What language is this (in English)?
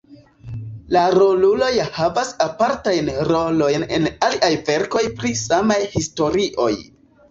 Esperanto